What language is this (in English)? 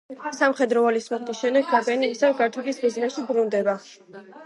Georgian